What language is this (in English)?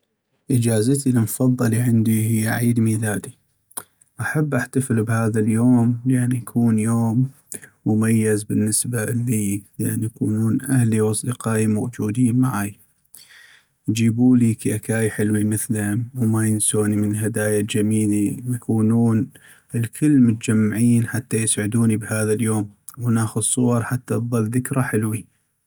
North Mesopotamian Arabic